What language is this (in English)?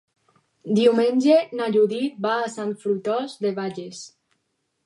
Catalan